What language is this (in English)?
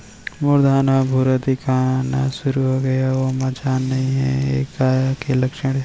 Chhattisgarhi